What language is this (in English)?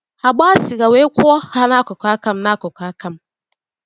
Igbo